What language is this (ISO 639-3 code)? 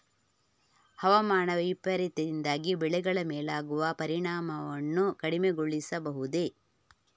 kan